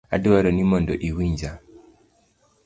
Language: Luo (Kenya and Tanzania)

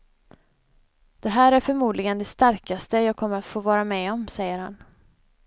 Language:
Swedish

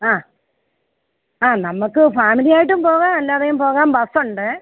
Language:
Malayalam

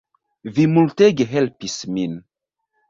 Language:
Esperanto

